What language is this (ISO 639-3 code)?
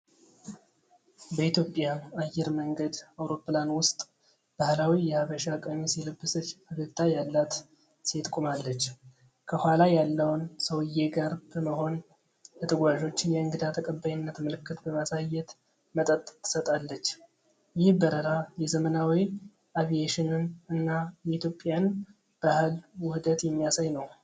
amh